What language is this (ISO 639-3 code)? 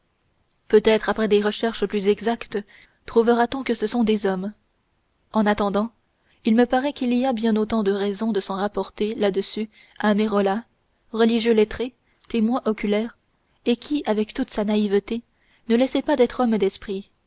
fra